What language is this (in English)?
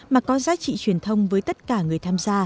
Vietnamese